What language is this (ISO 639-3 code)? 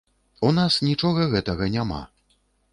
bel